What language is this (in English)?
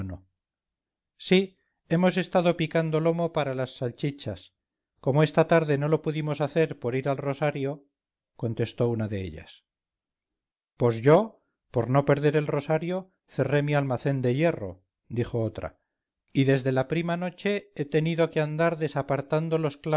Spanish